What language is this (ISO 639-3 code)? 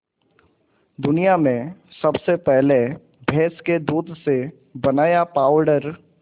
hin